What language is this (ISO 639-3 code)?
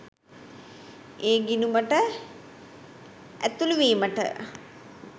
sin